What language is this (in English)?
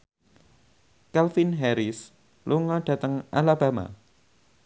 Javanese